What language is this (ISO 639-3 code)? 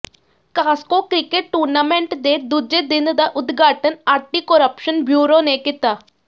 pan